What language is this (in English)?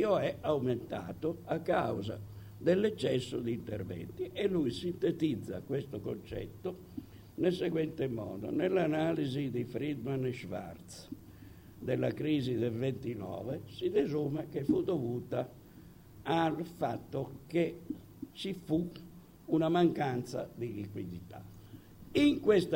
Italian